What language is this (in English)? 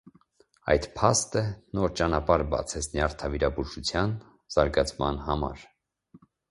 Armenian